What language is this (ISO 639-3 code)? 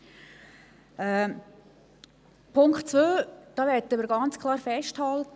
gsw